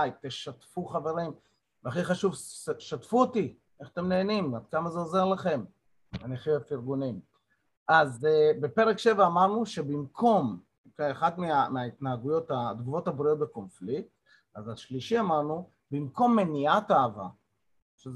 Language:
Hebrew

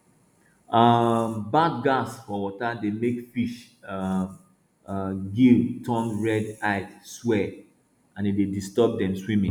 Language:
Nigerian Pidgin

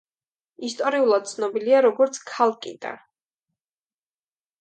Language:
Georgian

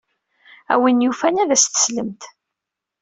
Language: Kabyle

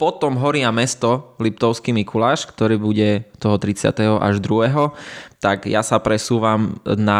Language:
Slovak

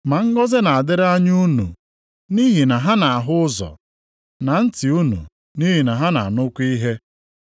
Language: Igbo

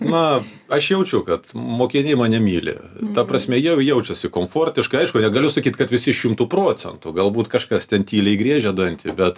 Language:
Lithuanian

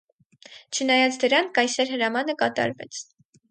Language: Armenian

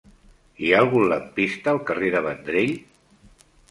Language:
Catalan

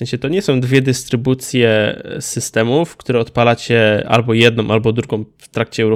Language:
Polish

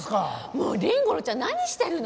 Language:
Japanese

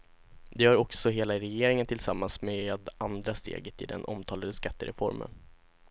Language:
Swedish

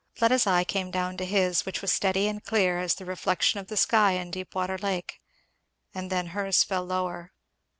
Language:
English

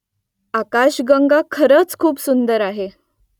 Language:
Marathi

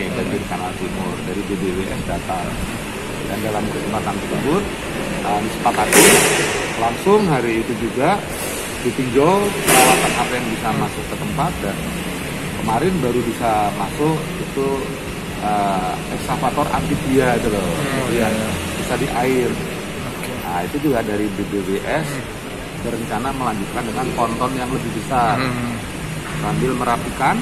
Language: Indonesian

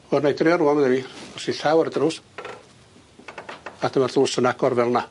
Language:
Welsh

